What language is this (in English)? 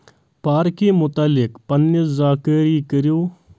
Kashmiri